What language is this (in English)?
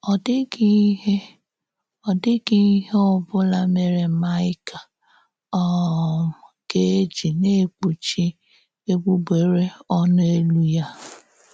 Igbo